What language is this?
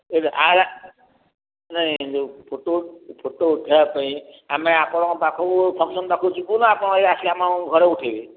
Odia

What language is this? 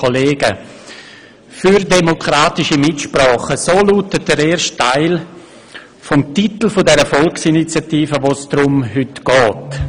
Swiss German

